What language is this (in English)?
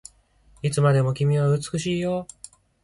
Japanese